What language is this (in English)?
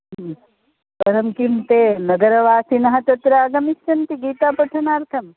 Sanskrit